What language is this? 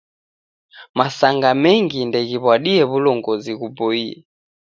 Taita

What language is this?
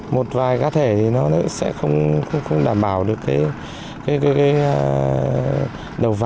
Vietnamese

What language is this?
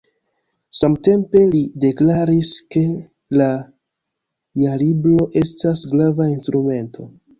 Esperanto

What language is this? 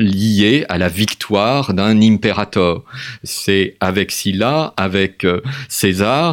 French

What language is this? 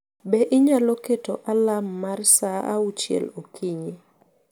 Luo (Kenya and Tanzania)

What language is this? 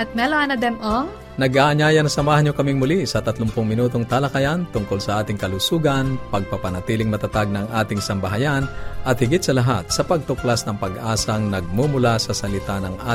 Filipino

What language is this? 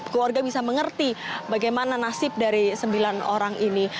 Indonesian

